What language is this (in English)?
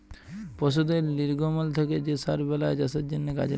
Bangla